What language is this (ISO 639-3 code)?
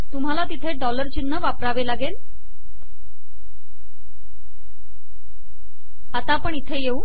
mar